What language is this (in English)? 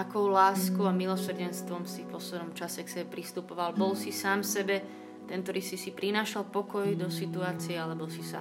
Slovak